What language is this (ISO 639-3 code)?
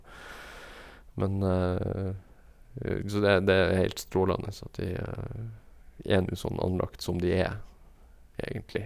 nor